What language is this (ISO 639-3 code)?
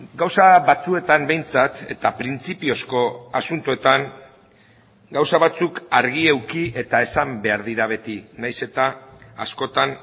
eus